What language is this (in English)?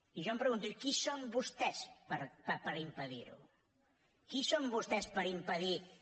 Catalan